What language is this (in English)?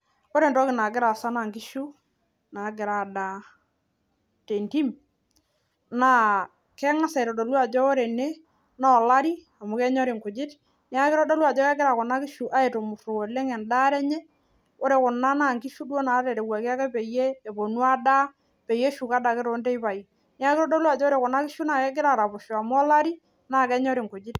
Masai